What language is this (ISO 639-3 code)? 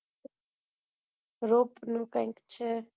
guj